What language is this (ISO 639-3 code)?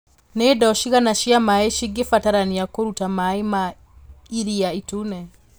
kik